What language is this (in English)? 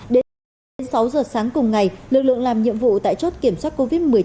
Vietnamese